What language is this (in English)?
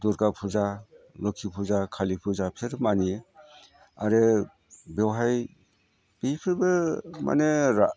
Bodo